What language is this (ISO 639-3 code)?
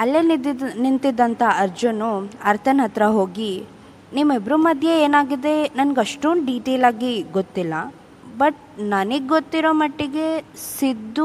kan